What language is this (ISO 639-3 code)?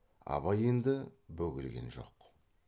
kaz